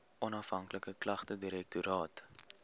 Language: Afrikaans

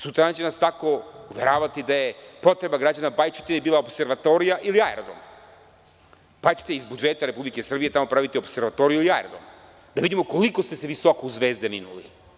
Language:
Serbian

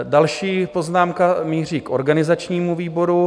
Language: Czech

